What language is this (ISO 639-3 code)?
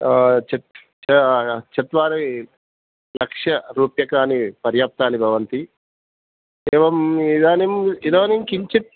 san